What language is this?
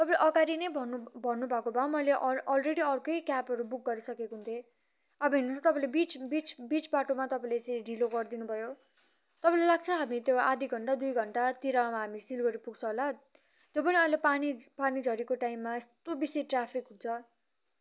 Nepali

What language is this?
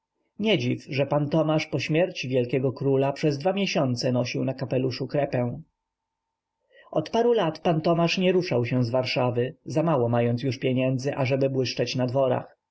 Polish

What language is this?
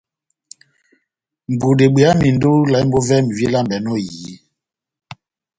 Batanga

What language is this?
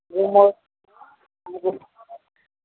Maithili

